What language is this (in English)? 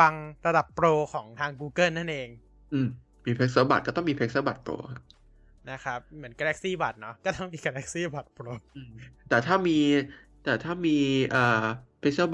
Thai